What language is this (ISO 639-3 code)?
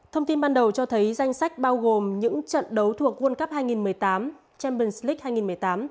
vie